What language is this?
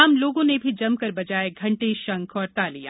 Hindi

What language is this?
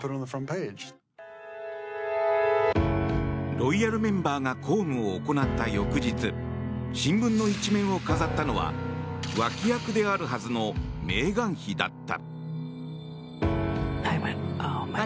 Japanese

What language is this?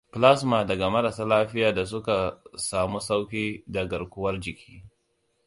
Hausa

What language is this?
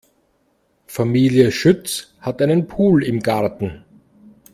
German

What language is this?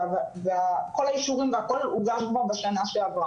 Hebrew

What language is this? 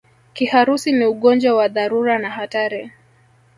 Swahili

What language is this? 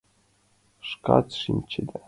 Mari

